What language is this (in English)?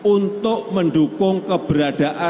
Indonesian